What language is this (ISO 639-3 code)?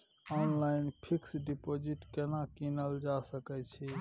mai